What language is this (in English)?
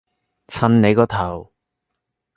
Cantonese